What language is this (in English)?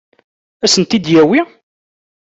Kabyle